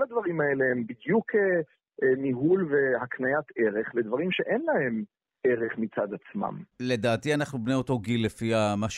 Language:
Hebrew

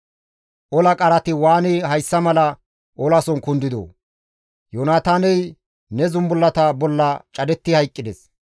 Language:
Gamo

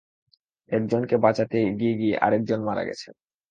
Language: Bangla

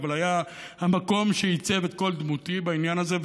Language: Hebrew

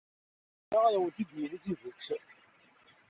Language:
Kabyle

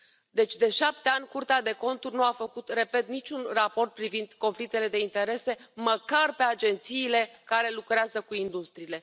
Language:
Romanian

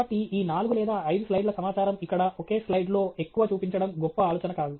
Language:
Telugu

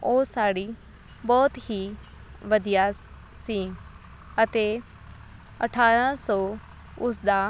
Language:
Punjabi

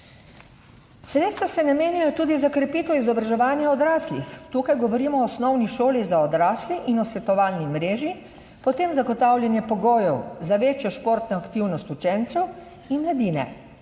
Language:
Slovenian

